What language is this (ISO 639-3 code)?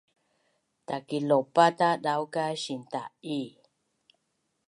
bnn